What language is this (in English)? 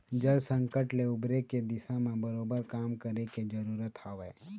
Chhattisgarhi